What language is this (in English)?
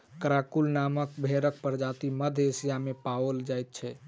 Maithili